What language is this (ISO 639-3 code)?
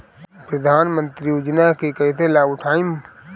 bho